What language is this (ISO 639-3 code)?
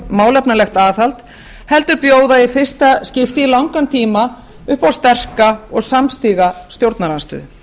isl